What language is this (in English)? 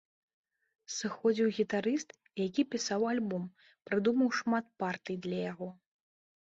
Belarusian